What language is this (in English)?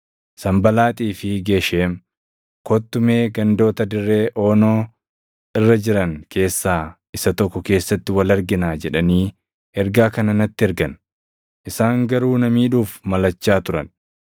Oromo